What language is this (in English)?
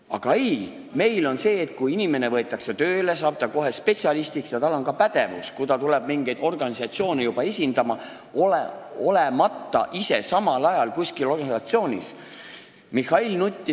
Estonian